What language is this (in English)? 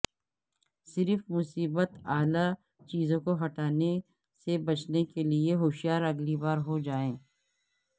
Urdu